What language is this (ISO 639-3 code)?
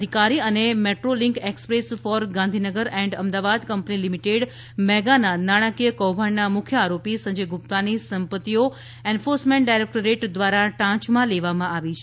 guj